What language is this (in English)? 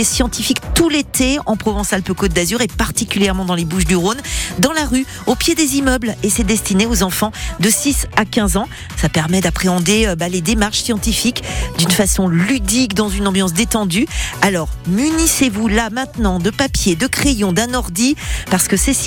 French